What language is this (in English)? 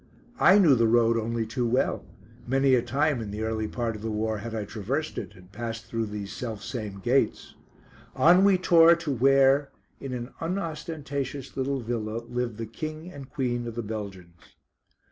English